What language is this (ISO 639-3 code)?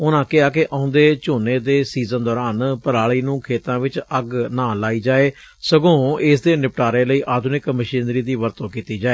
pan